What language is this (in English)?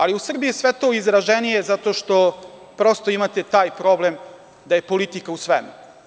Serbian